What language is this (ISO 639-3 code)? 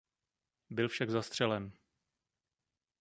ces